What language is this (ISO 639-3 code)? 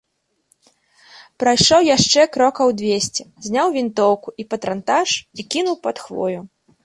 bel